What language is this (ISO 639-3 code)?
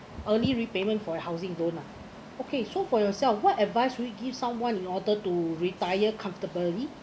eng